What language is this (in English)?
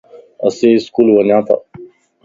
Lasi